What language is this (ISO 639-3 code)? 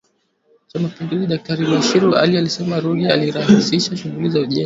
swa